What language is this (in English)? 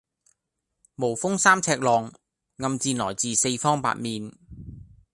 Cantonese